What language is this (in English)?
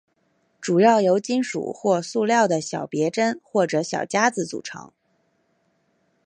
Chinese